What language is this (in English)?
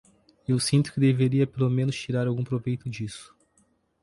Portuguese